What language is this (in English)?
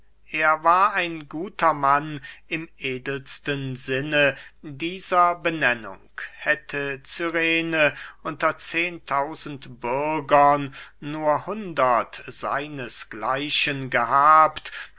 German